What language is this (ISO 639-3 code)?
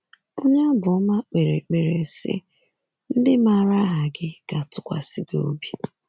ibo